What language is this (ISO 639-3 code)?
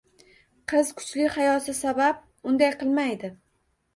uzb